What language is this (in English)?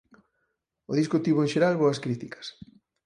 Galician